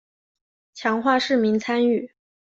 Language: Chinese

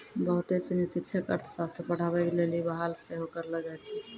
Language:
Maithili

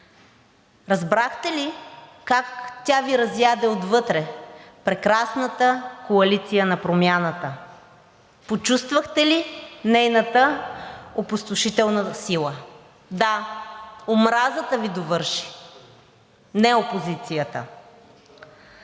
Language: Bulgarian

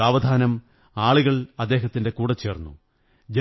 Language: Malayalam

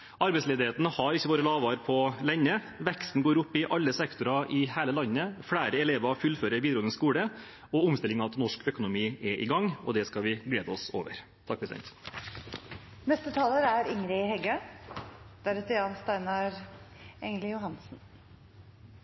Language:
Norwegian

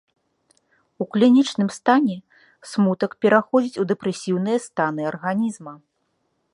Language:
Belarusian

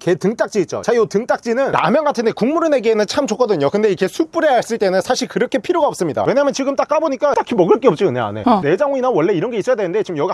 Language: Korean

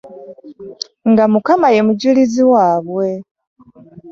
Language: Ganda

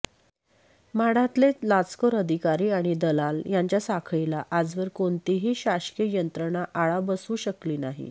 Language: Marathi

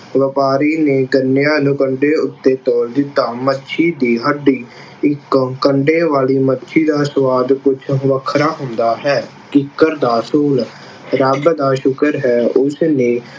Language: Punjabi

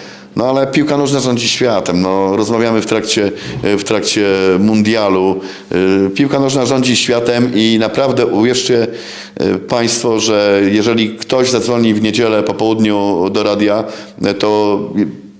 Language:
Polish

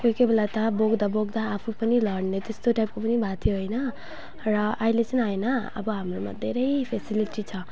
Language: Nepali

